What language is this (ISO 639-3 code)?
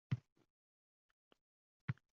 uzb